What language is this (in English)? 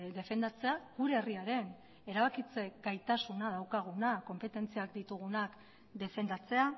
Basque